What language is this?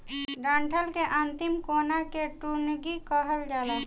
Bhojpuri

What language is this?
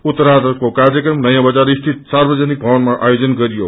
Nepali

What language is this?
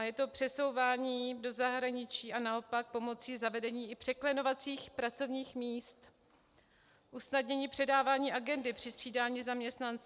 Czech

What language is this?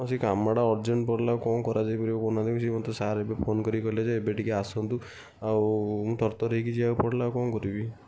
Odia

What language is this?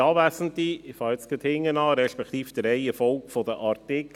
Swiss German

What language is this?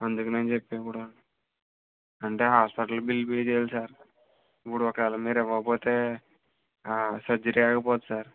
Telugu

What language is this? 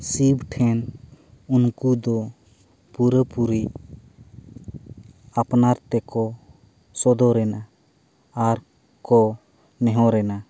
Santali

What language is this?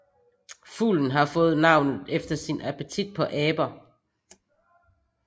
Danish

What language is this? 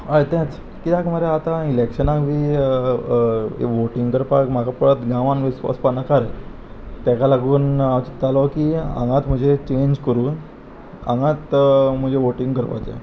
Konkani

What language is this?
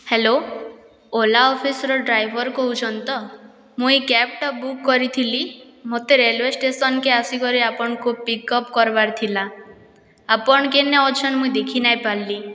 Odia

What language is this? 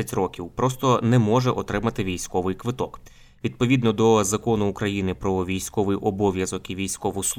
Ukrainian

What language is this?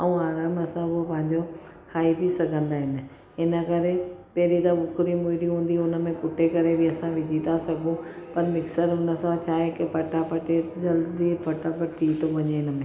Sindhi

